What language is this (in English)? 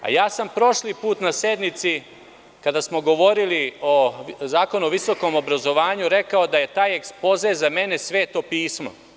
Serbian